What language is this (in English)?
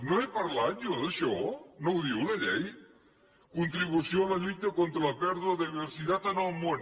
Catalan